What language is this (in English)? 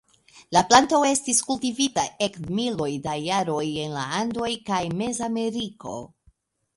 Esperanto